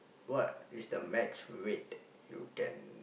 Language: English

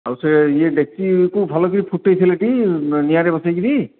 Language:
Odia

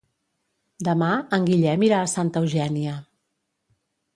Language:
Catalan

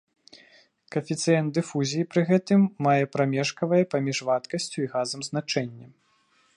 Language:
Belarusian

